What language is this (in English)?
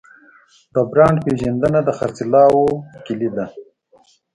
Pashto